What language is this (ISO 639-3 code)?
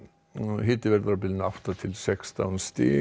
isl